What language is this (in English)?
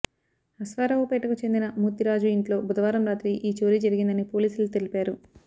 Telugu